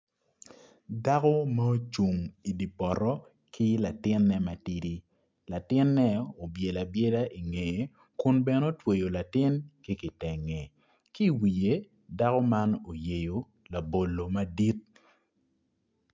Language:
Acoli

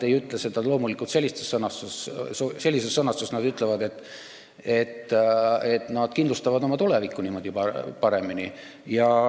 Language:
Estonian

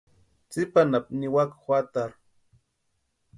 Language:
Western Highland Purepecha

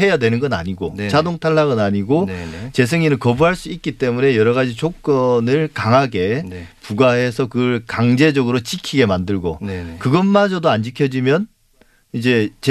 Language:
Korean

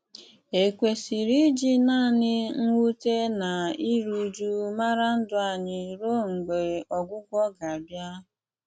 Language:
Igbo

